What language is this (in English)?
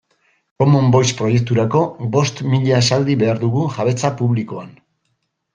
Basque